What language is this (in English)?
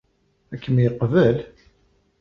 Kabyle